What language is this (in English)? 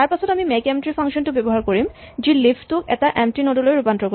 Assamese